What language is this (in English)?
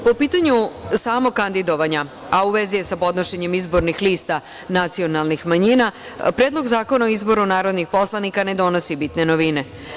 Serbian